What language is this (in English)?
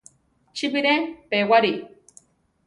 Central Tarahumara